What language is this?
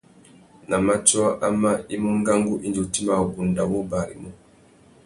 Tuki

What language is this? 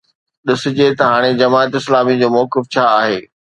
Sindhi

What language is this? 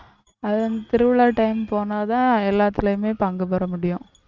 Tamil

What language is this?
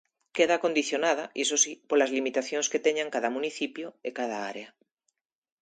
Galician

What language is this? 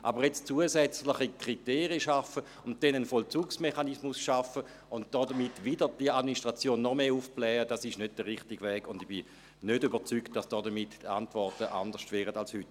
Swiss German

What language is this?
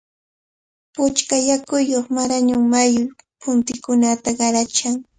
Cajatambo North Lima Quechua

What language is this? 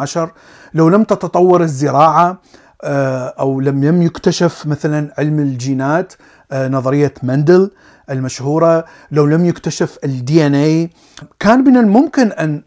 Arabic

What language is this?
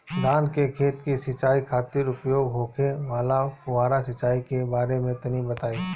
Bhojpuri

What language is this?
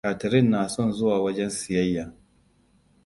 Hausa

